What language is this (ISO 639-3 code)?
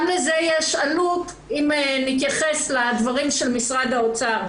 heb